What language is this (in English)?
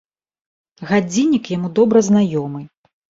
Belarusian